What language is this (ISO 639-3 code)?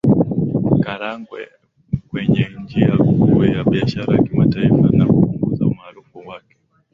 swa